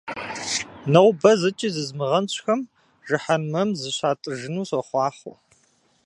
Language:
Kabardian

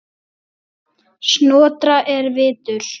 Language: Icelandic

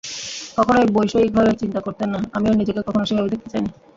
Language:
Bangla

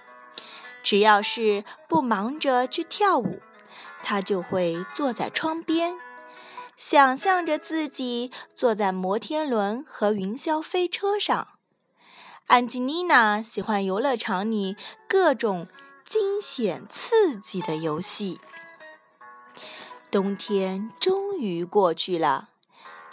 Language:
Chinese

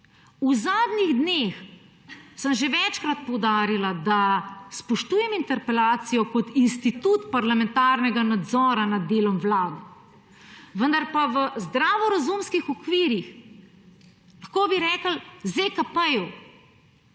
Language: Slovenian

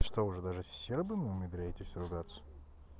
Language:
Russian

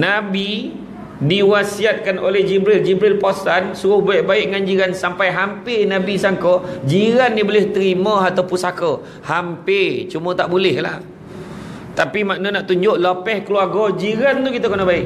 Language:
Malay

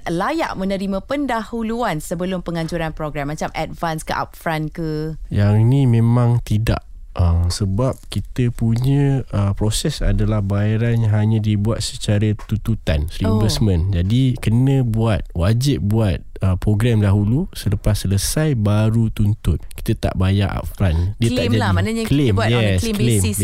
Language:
Malay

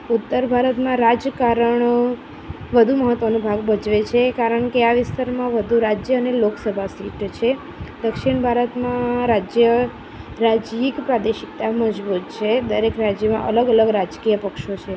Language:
Gujarati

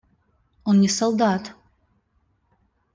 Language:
Russian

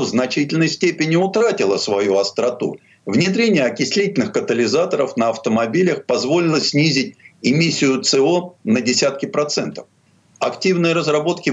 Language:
Russian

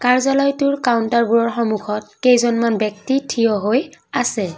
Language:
Assamese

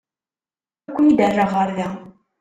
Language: Kabyle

